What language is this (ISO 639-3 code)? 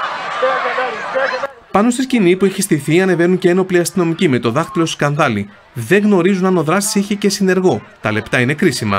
ell